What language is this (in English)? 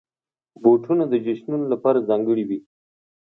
Pashto